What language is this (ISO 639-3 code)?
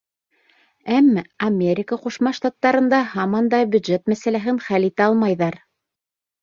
bak